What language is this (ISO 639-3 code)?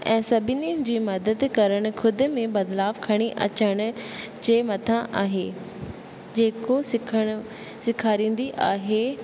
snd